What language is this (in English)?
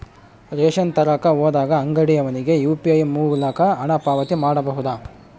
Kannada